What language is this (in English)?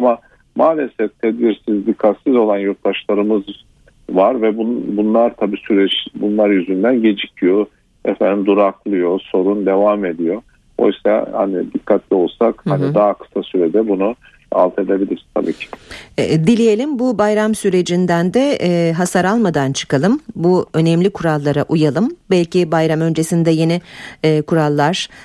Turkish